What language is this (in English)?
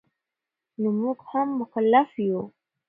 Pashto